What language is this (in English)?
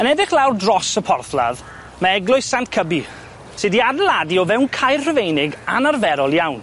Welsh